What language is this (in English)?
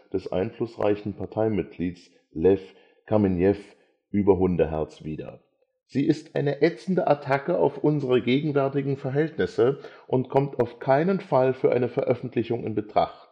German